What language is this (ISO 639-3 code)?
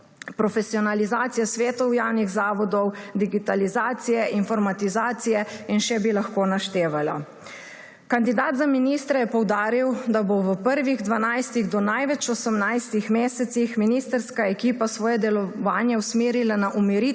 slv